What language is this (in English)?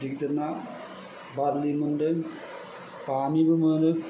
Bodo